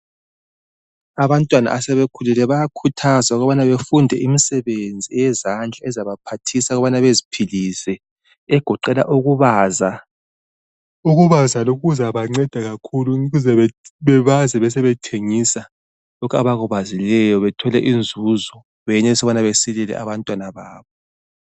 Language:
North Ndebele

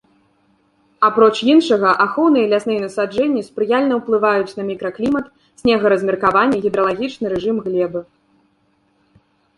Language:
Belarusian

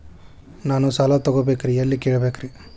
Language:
Kannada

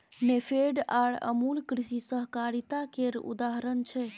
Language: Maithili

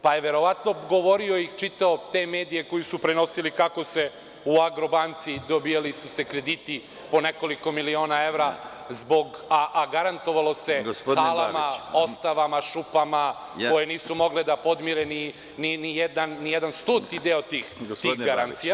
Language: Serbian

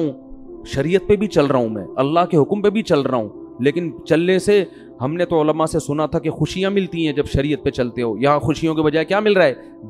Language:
Urdu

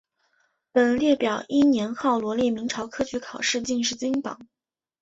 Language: Chinese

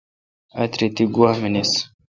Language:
Kalkoti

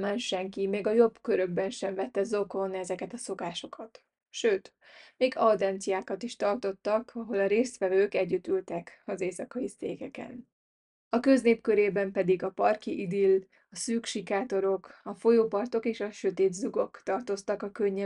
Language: Hungarian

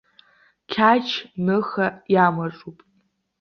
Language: Abkhazian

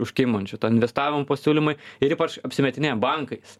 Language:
Lithuanian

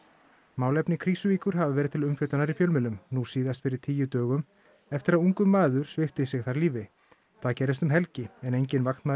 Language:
Icelandic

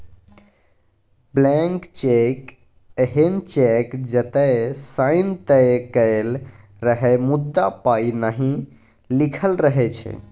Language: Maithili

